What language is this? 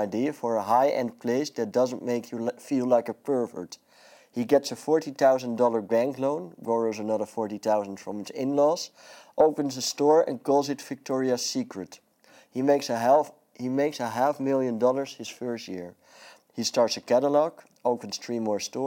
Dutch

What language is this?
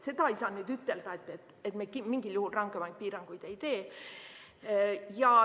Estonian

